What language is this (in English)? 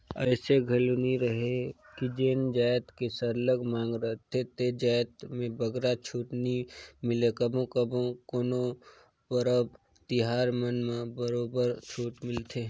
Chhattisgarhi